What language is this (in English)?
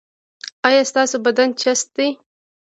Pashto